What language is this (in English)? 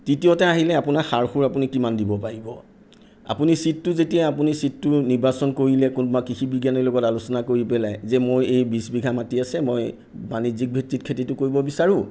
Assamese